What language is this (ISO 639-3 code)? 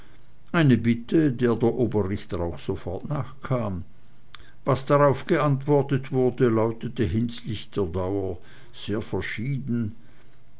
deu